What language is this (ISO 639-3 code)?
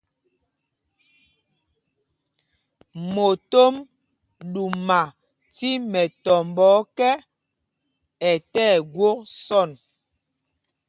mgg